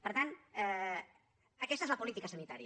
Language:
Catalan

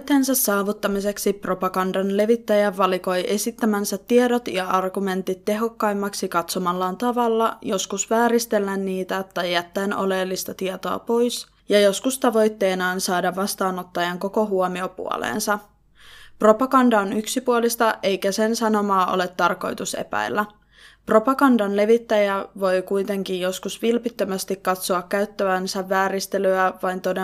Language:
Finnish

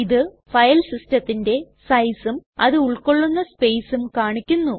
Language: Malayalam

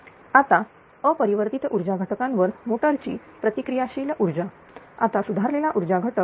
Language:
Marathi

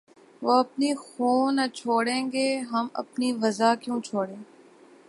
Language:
Urdu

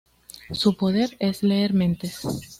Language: Spanish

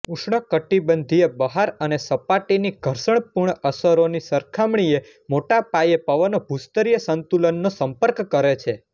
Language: Gujarati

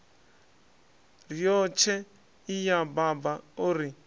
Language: Venda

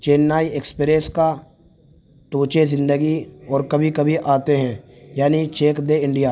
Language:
Urdu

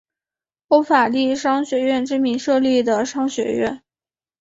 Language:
Chinese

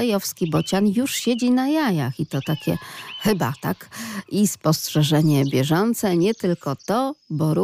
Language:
Polish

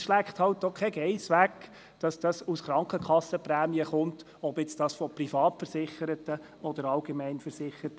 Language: Swiss German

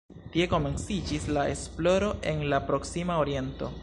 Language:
Esperanto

